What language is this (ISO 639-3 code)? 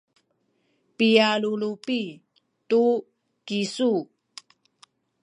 szy